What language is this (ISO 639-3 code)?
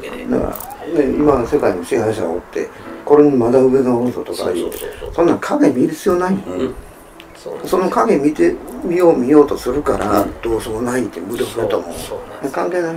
jpn